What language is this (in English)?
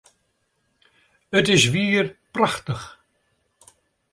Western Frisian